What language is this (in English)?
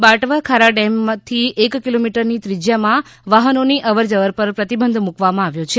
Gujarati